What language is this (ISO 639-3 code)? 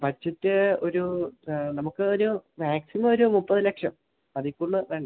mal